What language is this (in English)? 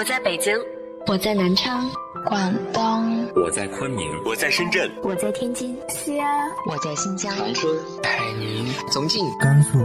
Chinese